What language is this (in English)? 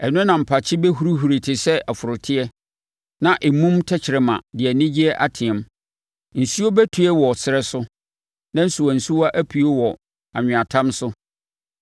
Akan